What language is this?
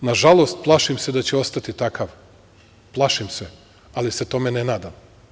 Serbian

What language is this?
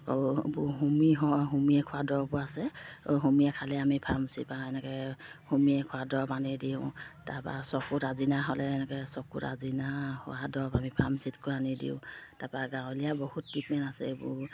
Assamese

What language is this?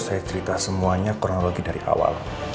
Indonesian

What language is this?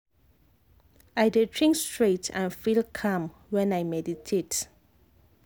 Nigerian Pidgin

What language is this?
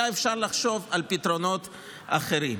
Hebrew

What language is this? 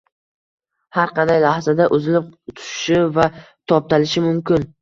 Uzbek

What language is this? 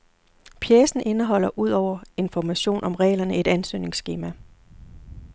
Danish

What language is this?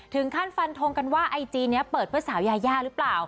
Thai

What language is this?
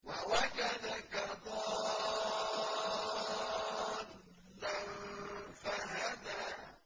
Arabic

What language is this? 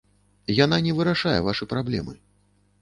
Belarusian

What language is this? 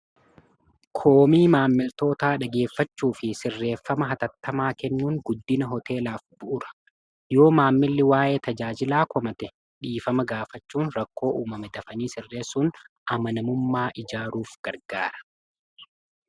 Oromo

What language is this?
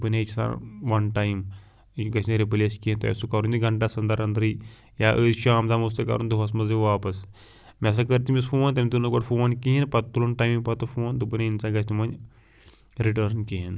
Kashmiri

